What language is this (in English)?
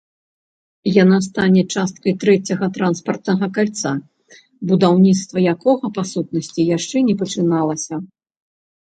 Belarusian